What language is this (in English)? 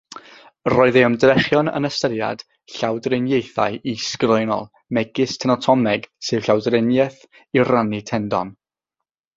Welsh